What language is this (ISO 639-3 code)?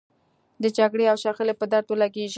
pus